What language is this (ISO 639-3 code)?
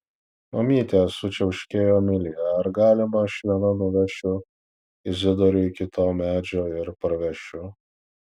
lit